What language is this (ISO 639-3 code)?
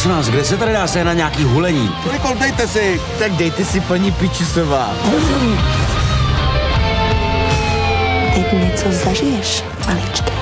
ces